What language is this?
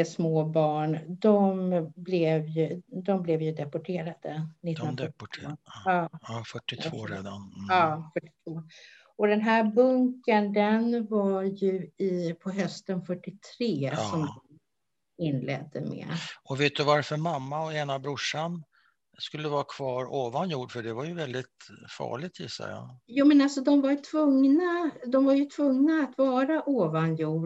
Swedish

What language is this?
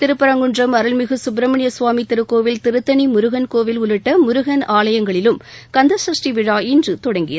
Tamil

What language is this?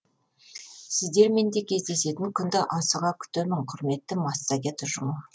Kazakh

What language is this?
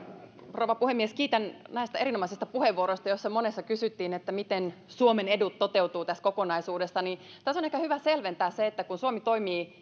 Finnish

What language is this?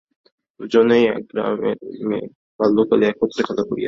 Bangla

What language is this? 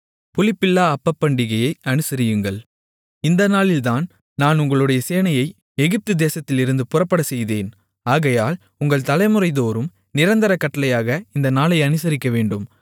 Tamil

